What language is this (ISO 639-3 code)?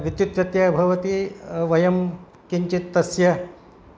san